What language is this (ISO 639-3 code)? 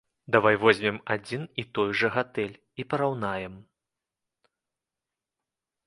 bel